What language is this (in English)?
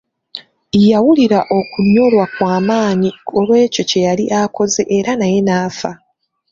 Ganda